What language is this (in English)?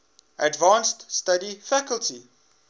English